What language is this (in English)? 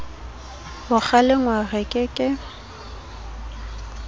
Southern Sotho